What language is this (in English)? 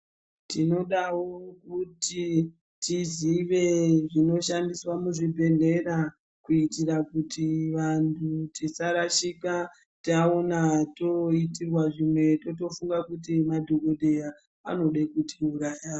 Ndau